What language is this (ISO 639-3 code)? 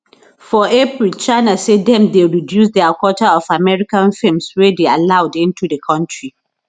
pcm